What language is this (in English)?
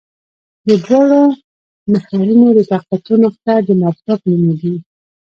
Pashto